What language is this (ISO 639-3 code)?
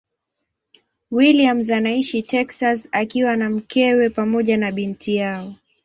swa